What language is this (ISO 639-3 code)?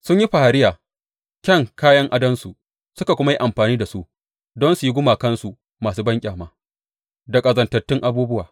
hau